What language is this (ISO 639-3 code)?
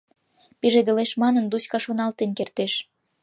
chm